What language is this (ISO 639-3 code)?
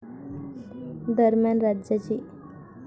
mar